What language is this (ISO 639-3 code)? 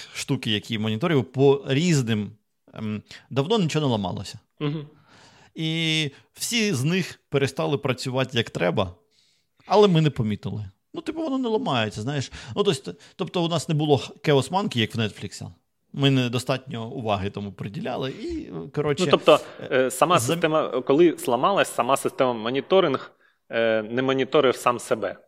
ukr